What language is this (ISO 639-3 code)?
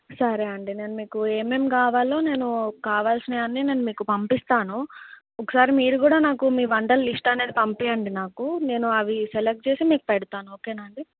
tel